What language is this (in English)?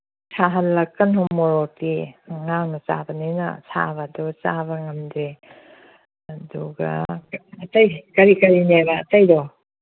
Manipuri